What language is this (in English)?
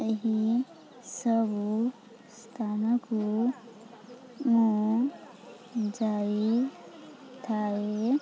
Odia